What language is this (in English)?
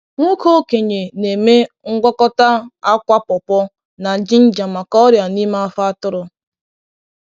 Igbo